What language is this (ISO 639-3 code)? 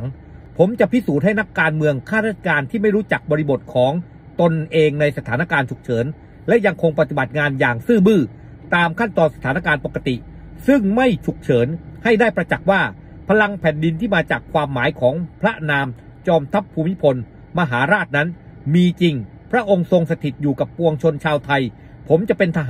tha